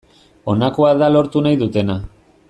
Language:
Basque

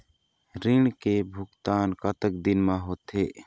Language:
Chhattisgarhi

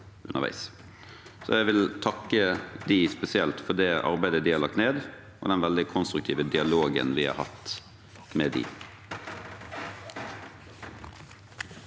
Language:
Norwegian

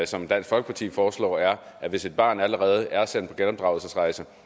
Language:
Danish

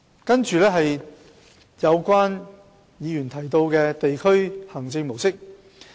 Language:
Cantonese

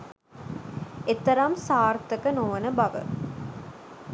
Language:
Sinhala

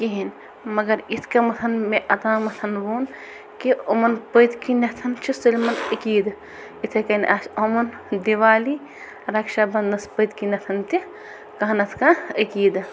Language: Kashmiri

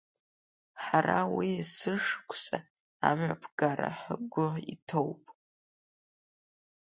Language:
Abkhazian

